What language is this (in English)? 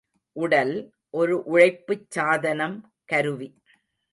Tamil